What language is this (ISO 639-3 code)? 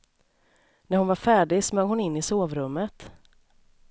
swe